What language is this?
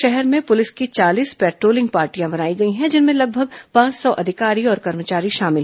Hindi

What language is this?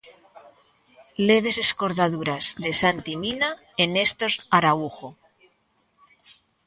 Galician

